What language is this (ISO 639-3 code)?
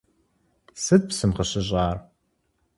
kbd